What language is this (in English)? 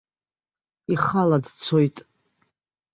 Abkhazian